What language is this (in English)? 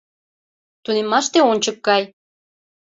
Mari